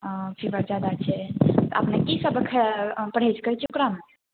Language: Maithili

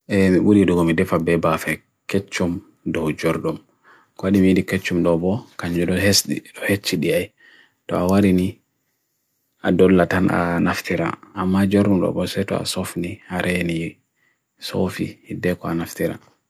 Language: Bagirmi Fulfulde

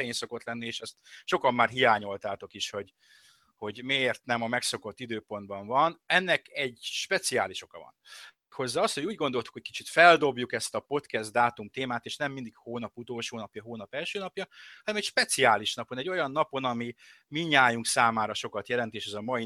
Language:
Hungarian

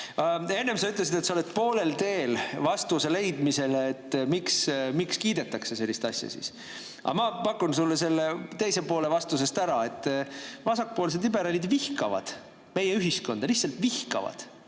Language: Estonian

